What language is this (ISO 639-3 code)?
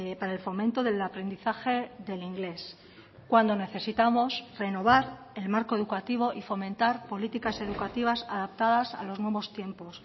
spa